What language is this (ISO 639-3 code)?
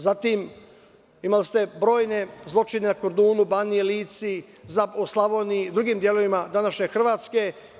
srp